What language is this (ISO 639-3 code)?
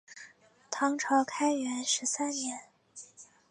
zho